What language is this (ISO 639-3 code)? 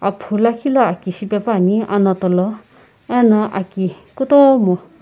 nsm